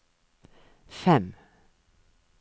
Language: Norwegian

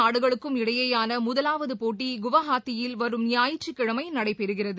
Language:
Tamil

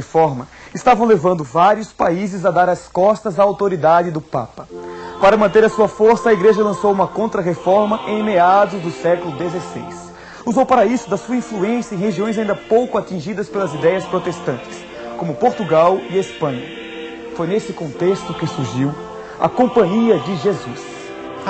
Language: Portuguese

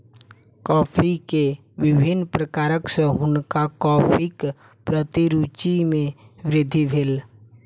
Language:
Maithili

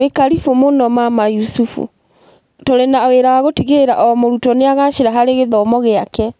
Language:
Kikuyu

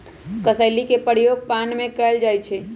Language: Magahi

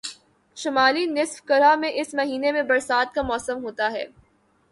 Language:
Urdu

